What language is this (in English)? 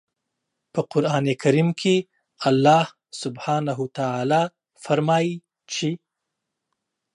Pashto